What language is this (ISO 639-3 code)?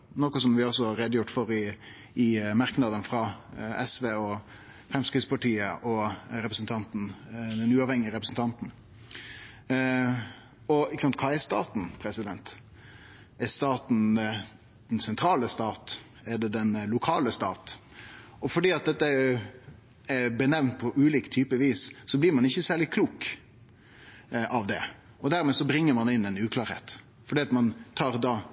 nno